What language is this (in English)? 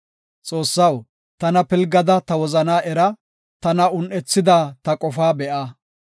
Gofa